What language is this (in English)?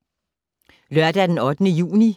Danish